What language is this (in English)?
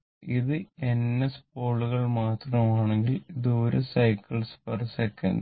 Malayalam